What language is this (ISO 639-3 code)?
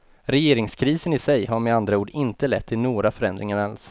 swe